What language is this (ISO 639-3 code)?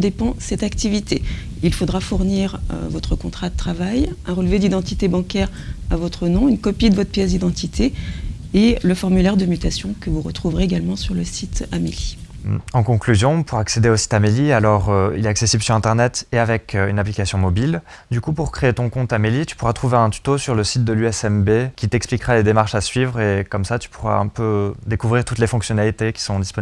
fra